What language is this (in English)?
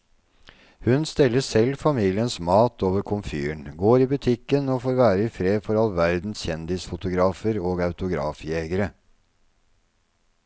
Norwegian